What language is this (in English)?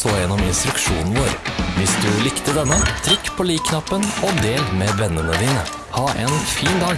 Norwegian